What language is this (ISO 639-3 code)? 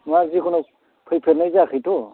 brx